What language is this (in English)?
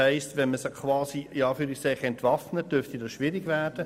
Swiss German